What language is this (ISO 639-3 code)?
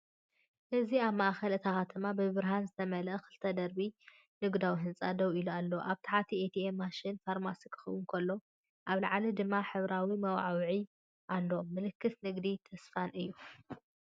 tir